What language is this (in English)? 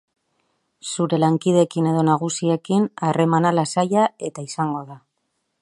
Basque